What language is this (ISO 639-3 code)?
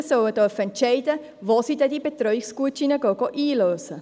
gsw